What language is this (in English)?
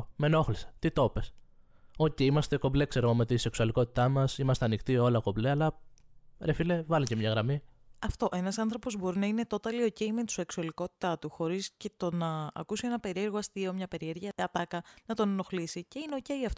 Greek